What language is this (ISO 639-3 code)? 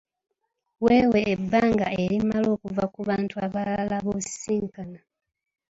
lug